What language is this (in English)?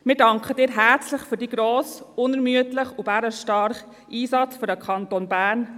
Swiss German